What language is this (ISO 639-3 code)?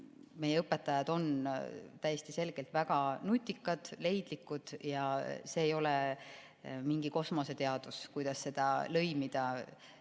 est